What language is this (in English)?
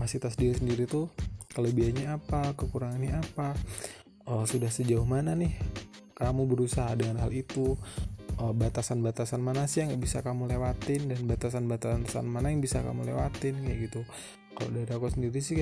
Indonesian